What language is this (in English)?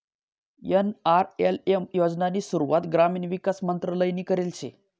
Marathi